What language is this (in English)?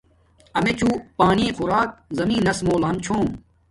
Domaaki